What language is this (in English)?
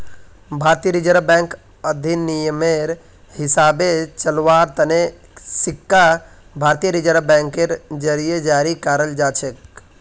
Magahi